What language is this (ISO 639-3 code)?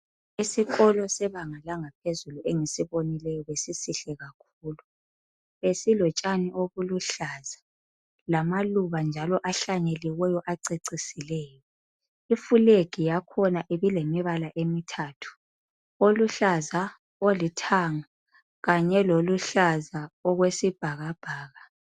nde